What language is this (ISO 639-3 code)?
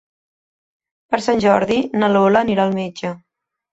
cat